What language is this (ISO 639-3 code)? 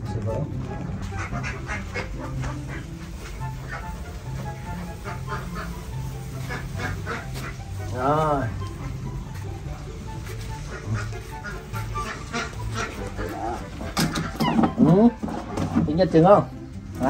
vie